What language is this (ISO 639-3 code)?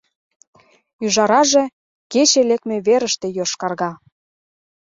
chm